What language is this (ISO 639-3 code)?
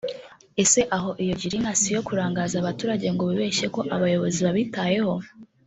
kin